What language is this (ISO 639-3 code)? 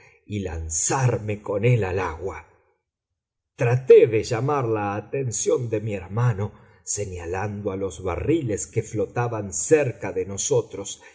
spa